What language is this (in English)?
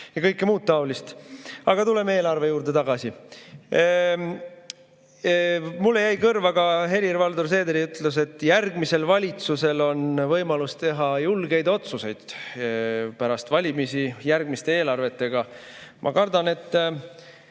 Estonian